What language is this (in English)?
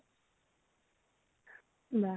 Assamese